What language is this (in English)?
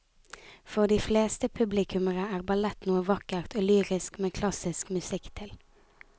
Norwegian